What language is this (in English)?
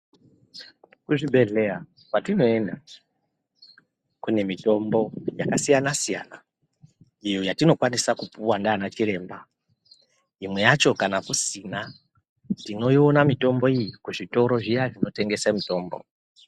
Ndau